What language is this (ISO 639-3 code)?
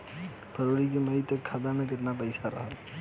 bho